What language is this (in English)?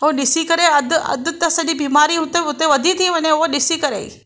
Sindhi